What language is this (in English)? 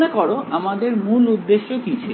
Bangla